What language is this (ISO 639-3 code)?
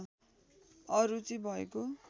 nep